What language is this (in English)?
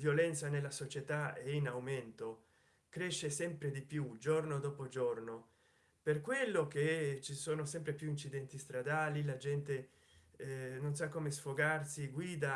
Italian